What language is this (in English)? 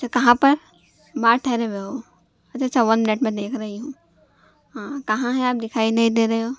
Urdu